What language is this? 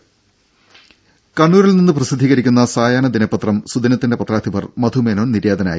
Malayalam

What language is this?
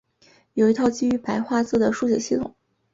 Chinese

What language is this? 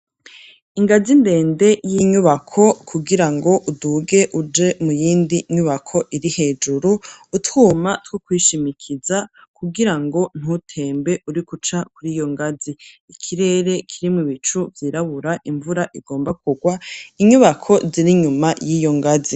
Rundi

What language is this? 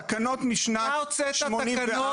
Hebrew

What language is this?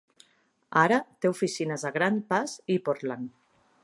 Catalan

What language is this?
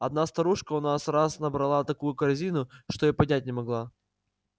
Russian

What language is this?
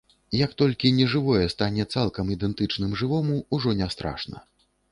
Belarusian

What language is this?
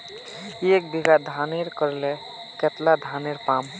Magahi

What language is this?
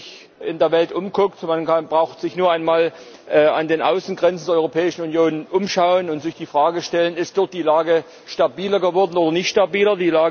German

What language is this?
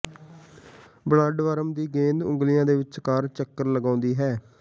Punjabi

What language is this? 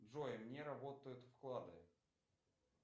Russian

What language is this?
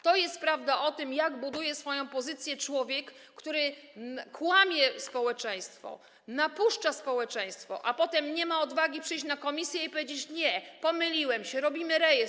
Polish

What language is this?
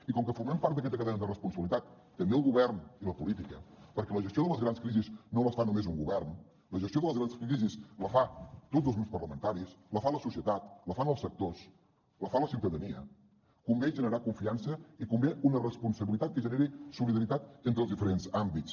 Catalan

